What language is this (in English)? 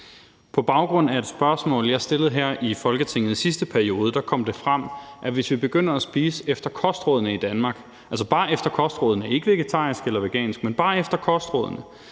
Danish